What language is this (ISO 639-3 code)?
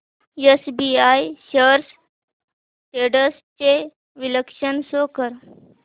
mar